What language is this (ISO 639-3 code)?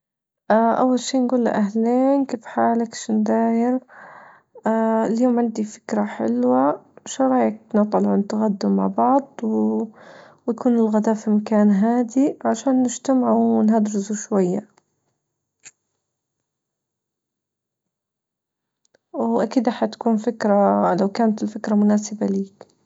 ayl